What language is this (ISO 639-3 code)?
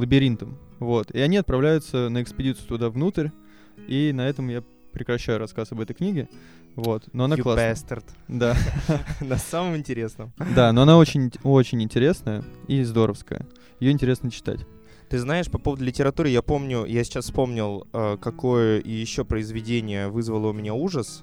rus